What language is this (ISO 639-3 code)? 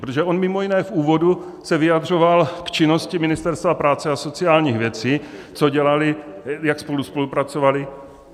ces